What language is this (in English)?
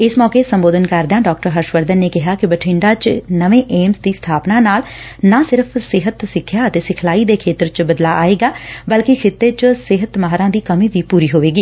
Punjabi